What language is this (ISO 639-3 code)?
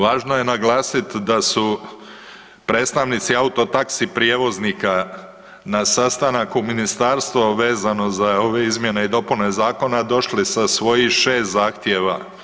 hrv